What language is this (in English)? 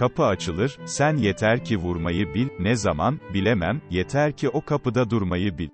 Turkish